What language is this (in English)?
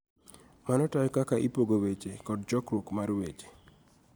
Luo (Kenya and Tanzania)